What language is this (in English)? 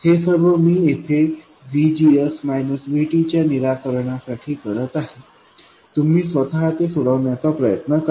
Marathi